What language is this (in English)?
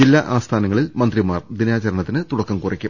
Malayalam